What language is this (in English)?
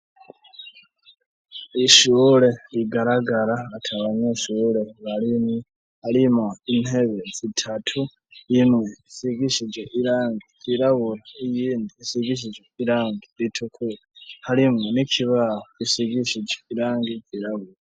Rundi